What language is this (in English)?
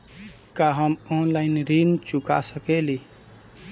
Bhojpuri